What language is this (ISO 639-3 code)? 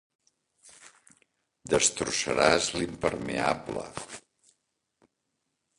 cat